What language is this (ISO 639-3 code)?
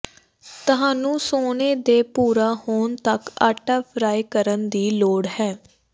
pan